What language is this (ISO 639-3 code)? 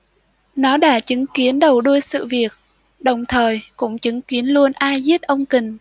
vie